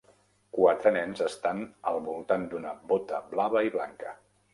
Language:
Catalan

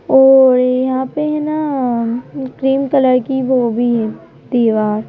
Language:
Hindi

